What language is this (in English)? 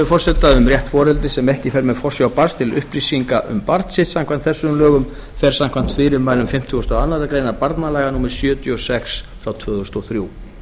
Icelandic